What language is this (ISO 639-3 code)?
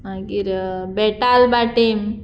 kok